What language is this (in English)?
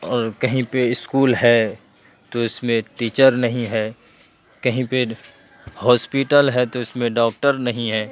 Urdu